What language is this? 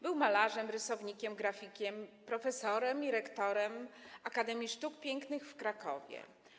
Polish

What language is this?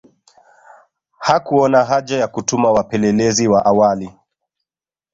Swahili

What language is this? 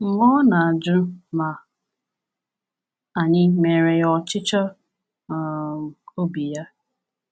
Igbo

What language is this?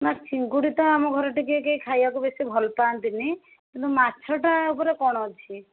Odia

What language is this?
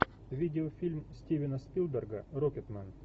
Russian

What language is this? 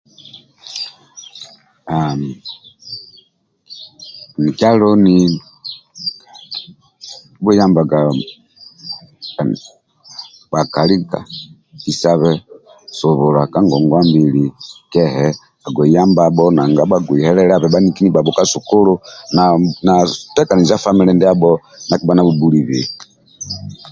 Amba (Uganda)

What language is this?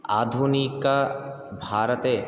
Sanskrit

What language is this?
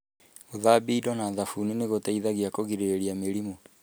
Kikuyu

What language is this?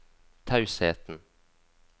Norwegian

